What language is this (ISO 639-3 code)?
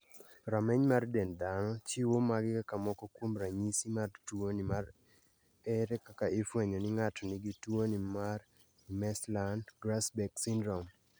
luo